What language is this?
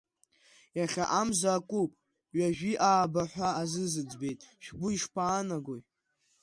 Abkhazian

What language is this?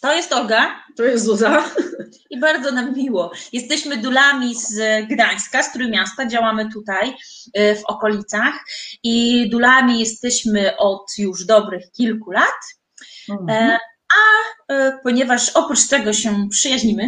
Polish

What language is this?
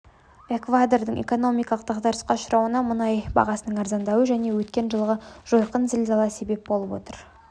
Kazakh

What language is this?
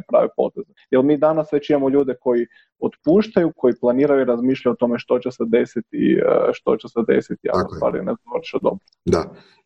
Croatian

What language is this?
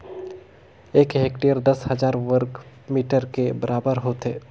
Chhattisgarhi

